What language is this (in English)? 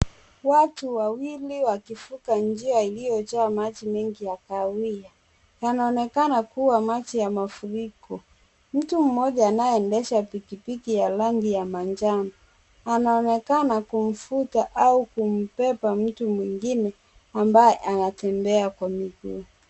Swahili